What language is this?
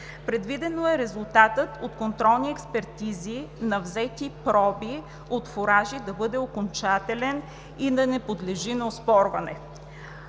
Bulgarian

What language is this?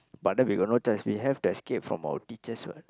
English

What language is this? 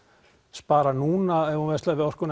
Icelandic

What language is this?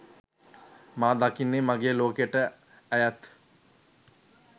Sinhala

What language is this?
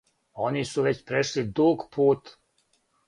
Serbian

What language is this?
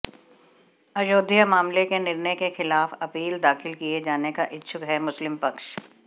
Hindi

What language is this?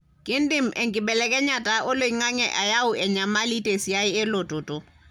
Masai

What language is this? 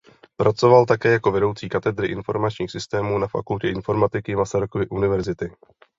Czech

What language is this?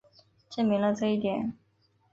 Chinese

